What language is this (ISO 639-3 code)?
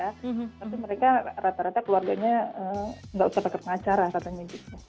ind